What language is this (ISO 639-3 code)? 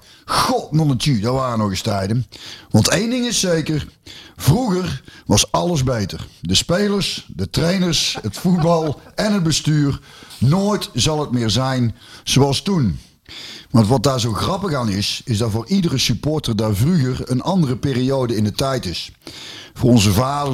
nld